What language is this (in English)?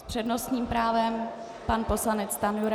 Czech